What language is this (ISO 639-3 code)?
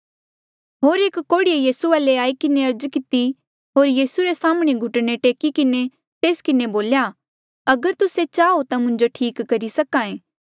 mjl